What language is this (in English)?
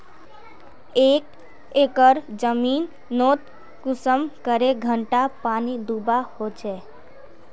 Magahi